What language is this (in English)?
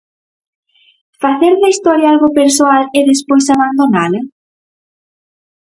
Galician